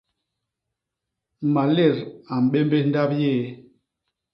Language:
Basaa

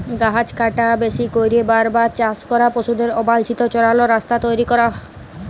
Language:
Bangla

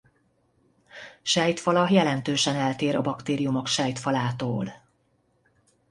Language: Hungarian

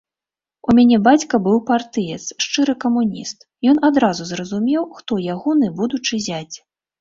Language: Belarusian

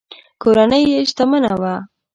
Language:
Pashto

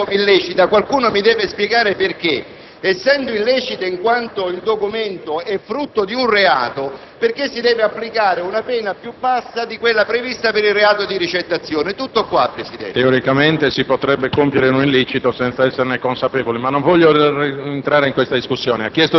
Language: Italian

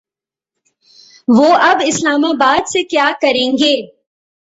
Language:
Urdu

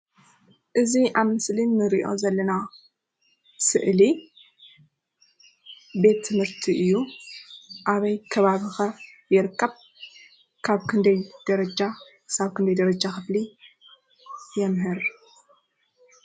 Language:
Tigrinya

